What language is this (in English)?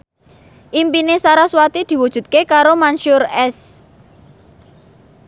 Javanese